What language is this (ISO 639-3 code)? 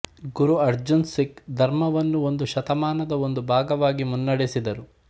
kan